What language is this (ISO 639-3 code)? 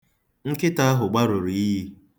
ibo